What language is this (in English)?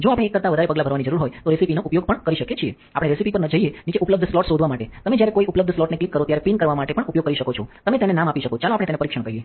Gujarati